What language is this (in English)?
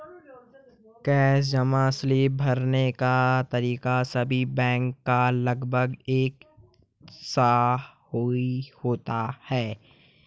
Hindi